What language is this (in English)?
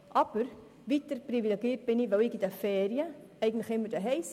Swiss German